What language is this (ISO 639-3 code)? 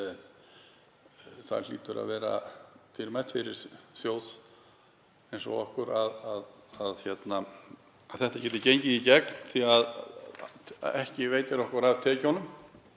isl